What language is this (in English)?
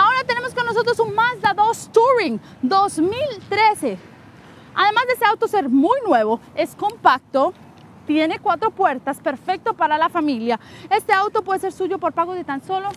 Spanish